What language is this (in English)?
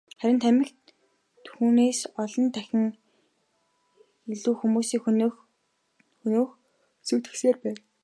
Mongolian